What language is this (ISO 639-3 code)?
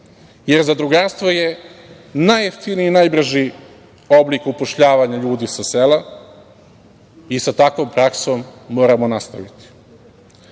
srp